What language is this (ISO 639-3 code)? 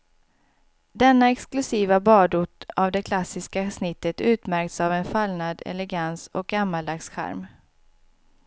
swe